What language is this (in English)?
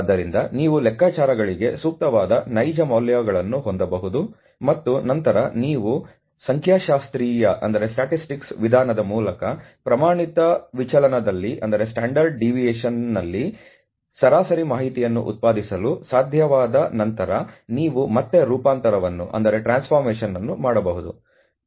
Kannada